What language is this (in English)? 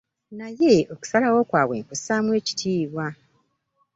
Ganda